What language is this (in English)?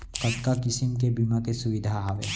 Chhattisgarhi